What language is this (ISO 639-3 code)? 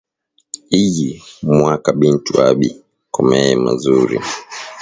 swa